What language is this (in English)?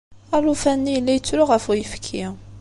Kabyle